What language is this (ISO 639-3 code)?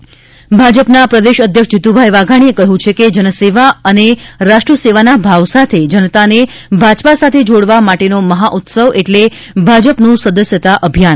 guj